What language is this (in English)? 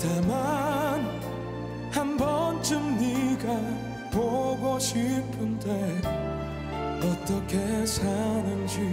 Korean